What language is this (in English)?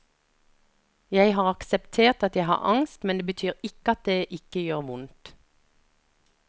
Norwegian